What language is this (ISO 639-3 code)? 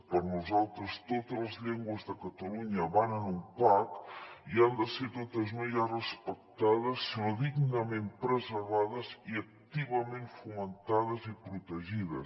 cat